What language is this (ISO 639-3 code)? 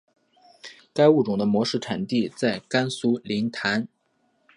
zho